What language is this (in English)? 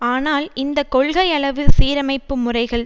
Tamil